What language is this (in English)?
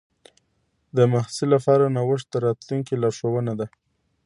Pashto